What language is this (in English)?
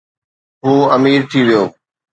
Sindhi